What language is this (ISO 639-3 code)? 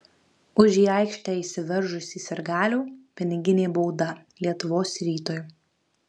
lit